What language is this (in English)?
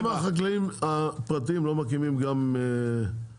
Hebrew